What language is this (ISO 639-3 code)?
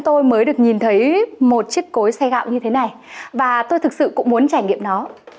vie